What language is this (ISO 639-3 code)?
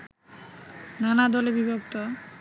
ben